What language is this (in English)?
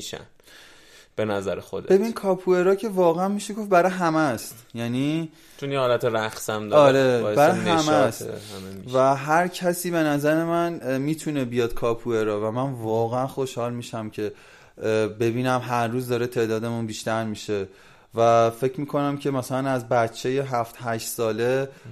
Persian